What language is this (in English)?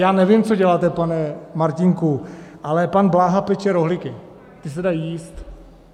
Czech